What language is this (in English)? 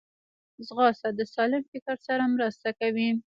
Pashto